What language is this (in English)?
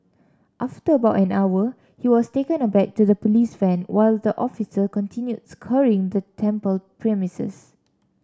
English